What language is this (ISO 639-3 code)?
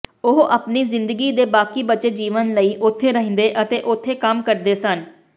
pan